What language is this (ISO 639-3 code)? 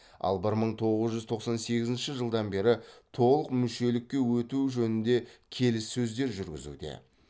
kaz